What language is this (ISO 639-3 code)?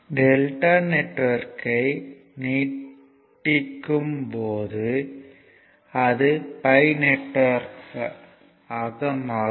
tam